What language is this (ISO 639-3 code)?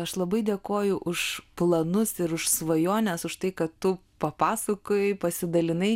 lit